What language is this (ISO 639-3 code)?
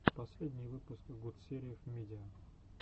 rus